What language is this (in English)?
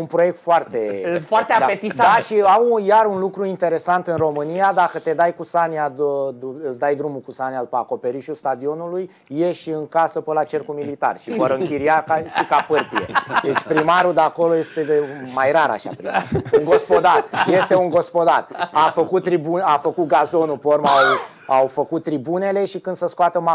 Romanian